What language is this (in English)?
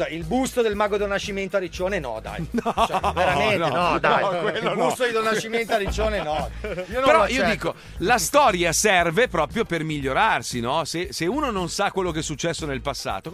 Italian